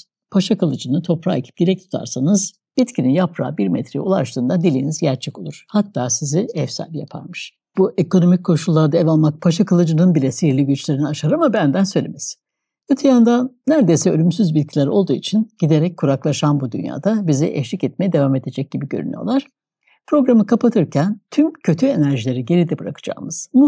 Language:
Turkish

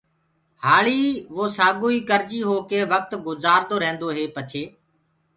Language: Gurgula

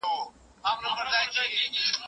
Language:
Pashto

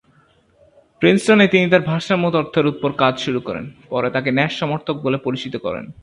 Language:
Bangla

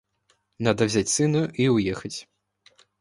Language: Russian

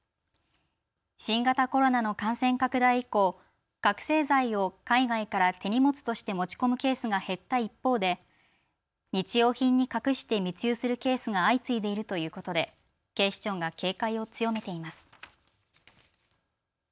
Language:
Japanese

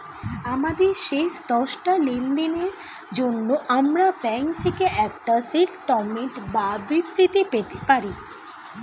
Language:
Bangla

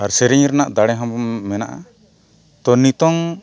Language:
Santali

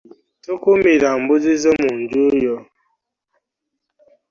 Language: Ganda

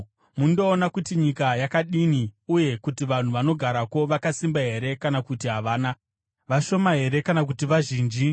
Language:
Shona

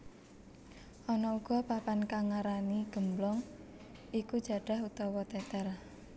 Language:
Javanese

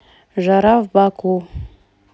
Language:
Russian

